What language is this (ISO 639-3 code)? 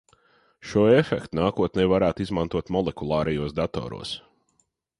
lav